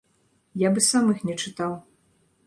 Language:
Belarusian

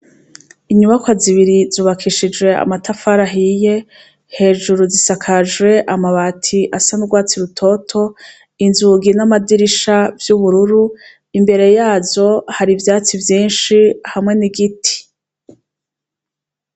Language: Rundi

